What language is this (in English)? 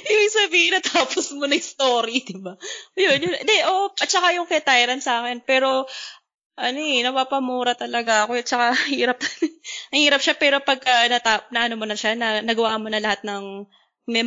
Filipino